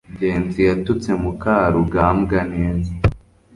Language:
Kinyarwanda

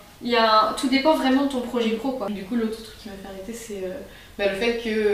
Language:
French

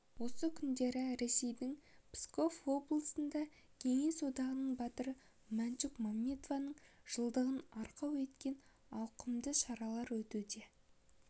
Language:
Kazakh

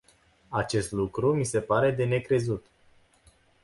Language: Romanian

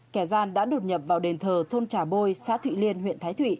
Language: Vietnamese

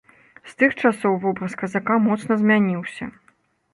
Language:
Belarusian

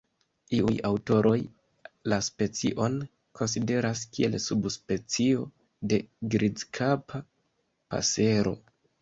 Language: Esperanto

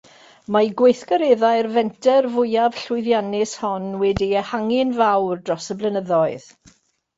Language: Welsh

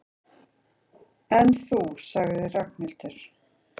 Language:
Icelandic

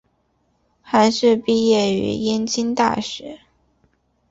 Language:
Chinese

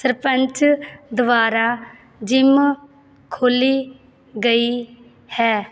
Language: Punjabi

